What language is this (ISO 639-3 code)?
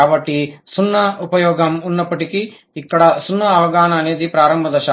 tel